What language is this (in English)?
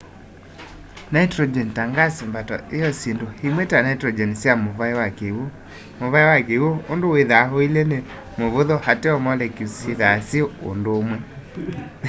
Kamba